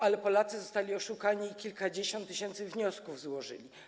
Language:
Polish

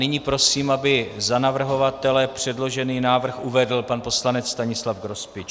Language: Czech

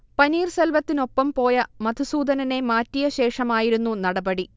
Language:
Malayalam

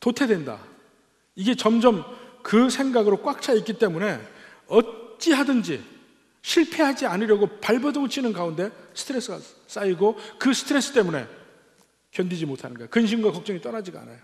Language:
Korean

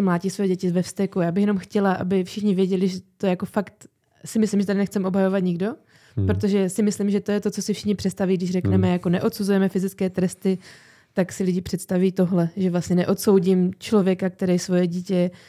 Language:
Czech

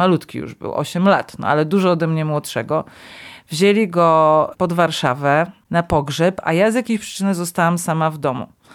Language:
Polish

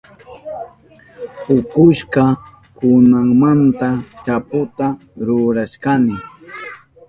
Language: Southern Pastaza Quechua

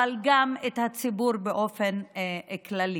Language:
Hebrew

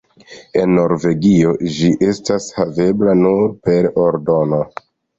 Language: Esperanto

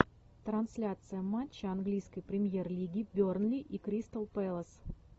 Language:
Russian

